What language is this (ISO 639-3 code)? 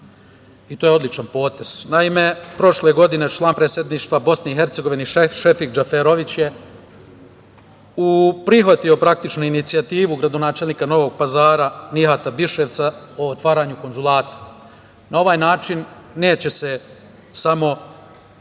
srp